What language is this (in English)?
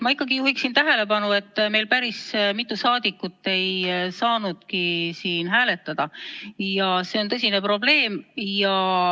Estonian